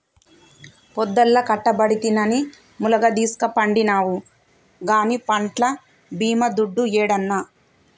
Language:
Telugu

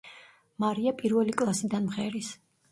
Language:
Georgian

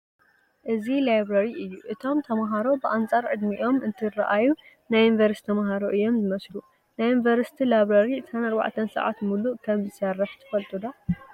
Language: Tigrinya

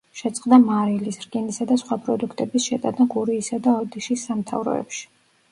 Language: Georgian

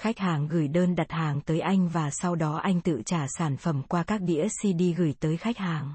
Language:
Vietnamese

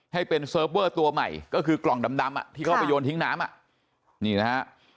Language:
Thai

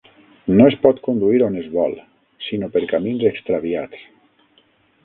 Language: Catalan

